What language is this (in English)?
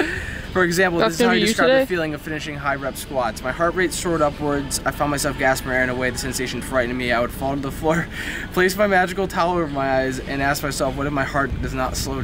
English